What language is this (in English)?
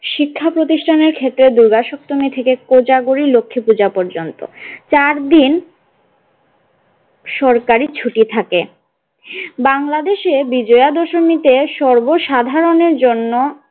Bangla